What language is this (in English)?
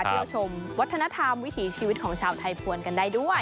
Thai